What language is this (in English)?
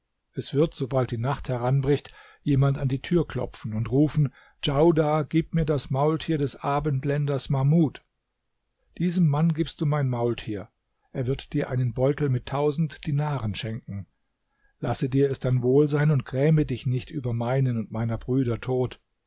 German